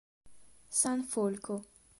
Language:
Italian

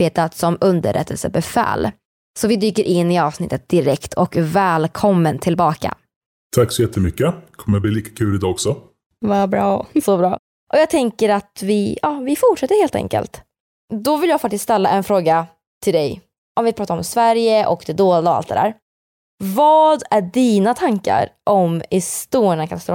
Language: Swedish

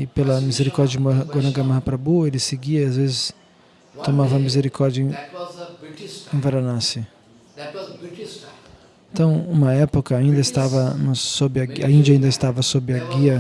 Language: Portuguese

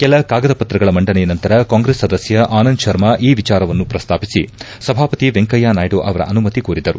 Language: Kannada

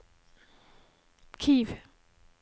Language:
Norwegian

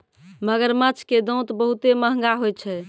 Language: Maithili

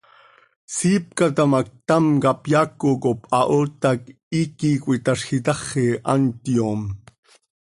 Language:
Seri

